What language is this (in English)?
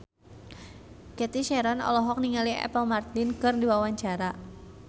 Sundanese